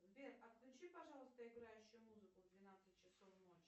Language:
Russian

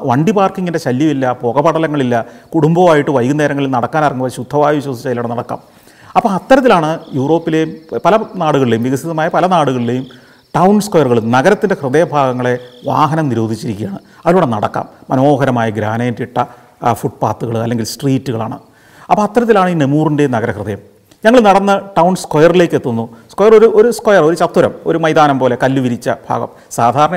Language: Malayalam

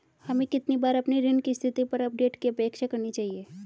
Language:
Hindi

